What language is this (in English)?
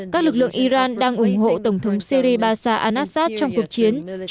Vietnamese